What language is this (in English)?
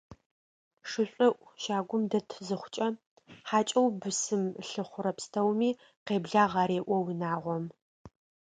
Adyghe